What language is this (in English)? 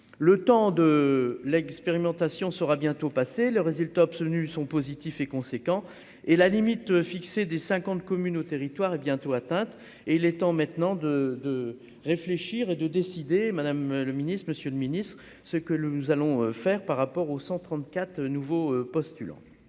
French